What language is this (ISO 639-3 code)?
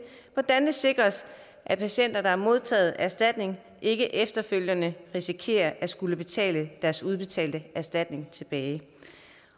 dan